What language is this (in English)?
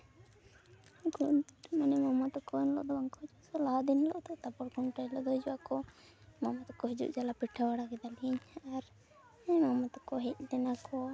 Santali